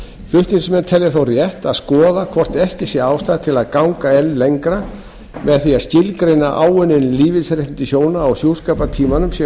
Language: Icelandic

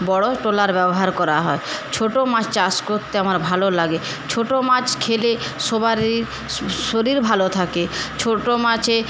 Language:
Bangla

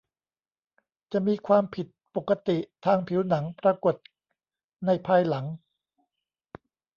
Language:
Thai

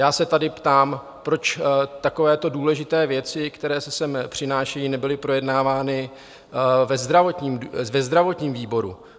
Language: Czech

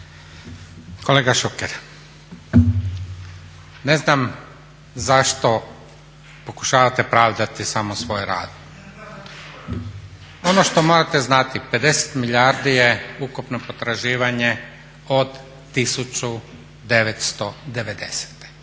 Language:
Croatian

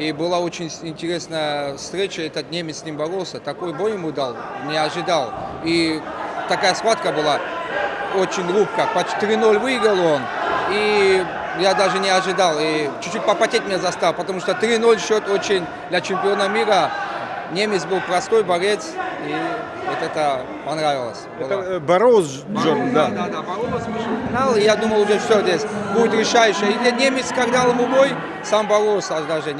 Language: Russian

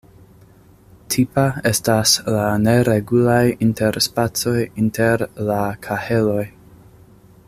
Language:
Esperanto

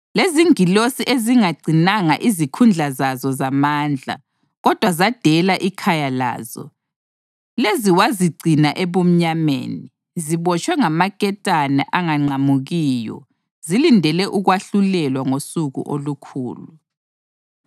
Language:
North Ndebele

